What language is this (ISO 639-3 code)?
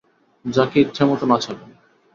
ben